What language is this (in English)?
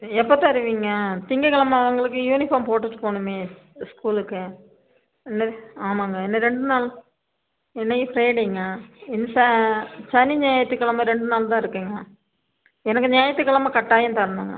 Tamil